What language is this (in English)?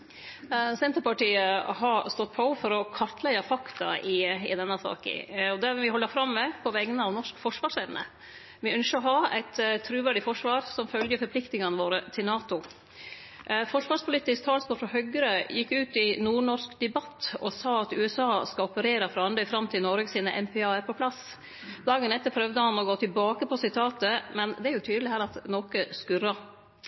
Norwegian Nynorsk